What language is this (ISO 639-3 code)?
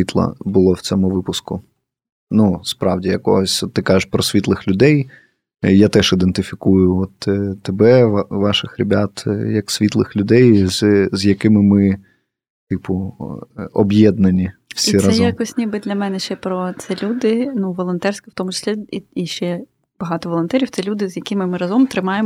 ukr